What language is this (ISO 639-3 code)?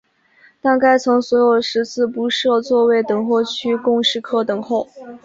zho